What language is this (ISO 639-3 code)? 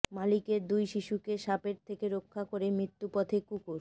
ben